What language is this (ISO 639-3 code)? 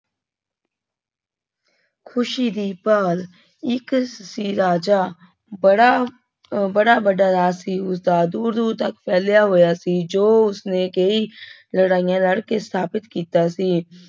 pan